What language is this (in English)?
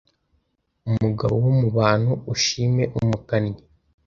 Kinyarwanda